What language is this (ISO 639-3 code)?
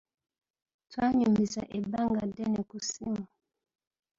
lug